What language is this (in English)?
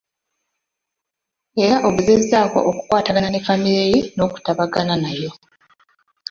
Ganda